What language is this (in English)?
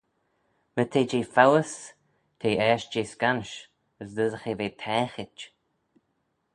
Manx